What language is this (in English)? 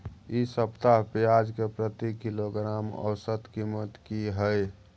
Maithili